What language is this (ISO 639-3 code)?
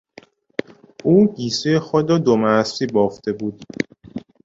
fas